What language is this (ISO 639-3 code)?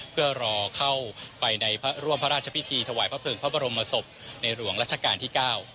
tha